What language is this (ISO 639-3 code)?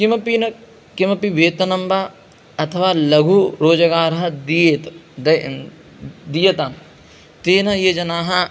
san